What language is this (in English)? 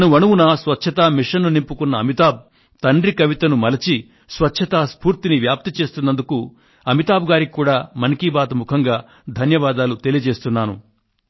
Telugu